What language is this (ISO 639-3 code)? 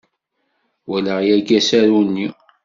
kab